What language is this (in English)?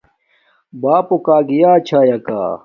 Domaaki